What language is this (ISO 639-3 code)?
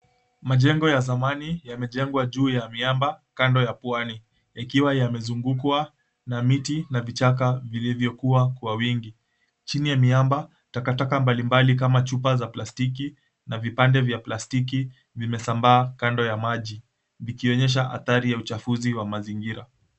swa